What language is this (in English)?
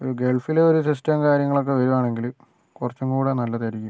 Malayalam